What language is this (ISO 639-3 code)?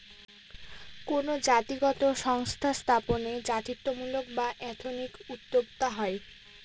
ben